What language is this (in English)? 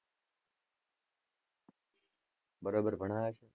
Gujarati